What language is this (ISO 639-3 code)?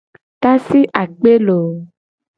gej